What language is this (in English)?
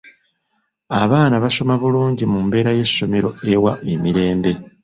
Ganda